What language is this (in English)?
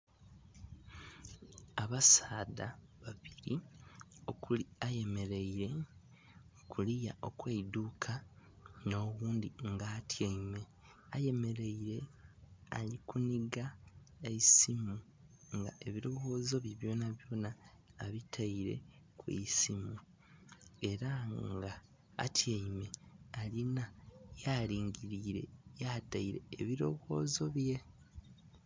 Soga